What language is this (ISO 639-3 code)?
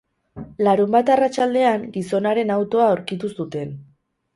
eus